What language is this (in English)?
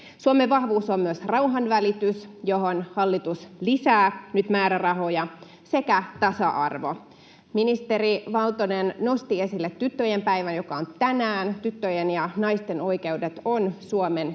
Finnish